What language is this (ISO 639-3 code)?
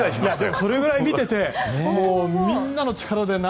jpn